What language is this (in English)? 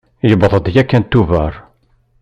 Kabyle